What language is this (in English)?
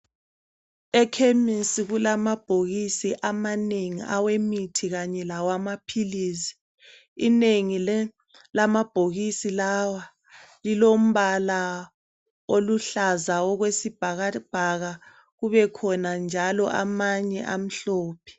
North Ndebele